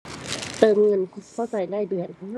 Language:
Thai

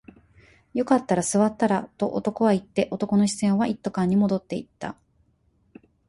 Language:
Japanese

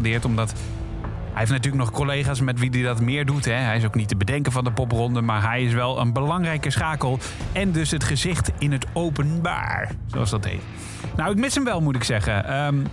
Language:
Dutch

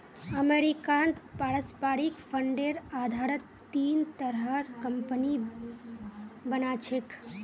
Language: Magahi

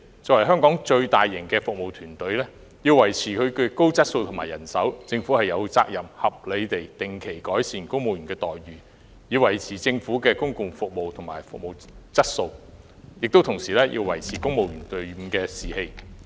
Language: Cantonese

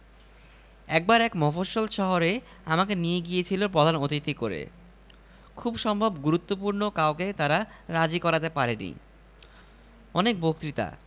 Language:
Bangla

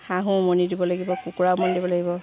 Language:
Assamese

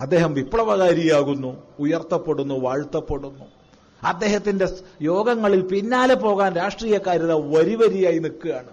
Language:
Malayalam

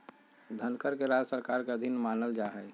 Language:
Magahi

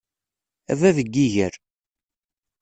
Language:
Kabyle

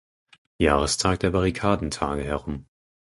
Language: German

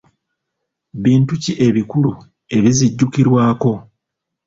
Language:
Ganda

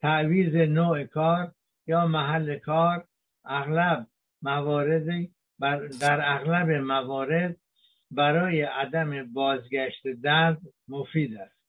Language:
Persian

